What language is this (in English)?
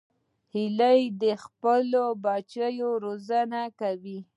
Pashto